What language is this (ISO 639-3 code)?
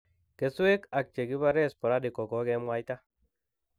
kln